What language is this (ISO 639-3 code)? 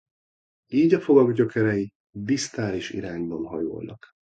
hun